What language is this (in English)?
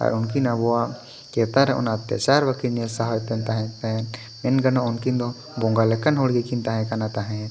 Santali